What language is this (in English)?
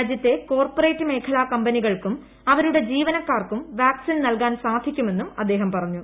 Malayalam